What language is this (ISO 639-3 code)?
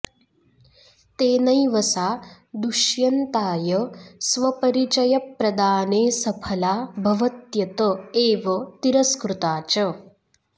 san